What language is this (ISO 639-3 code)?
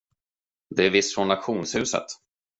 swe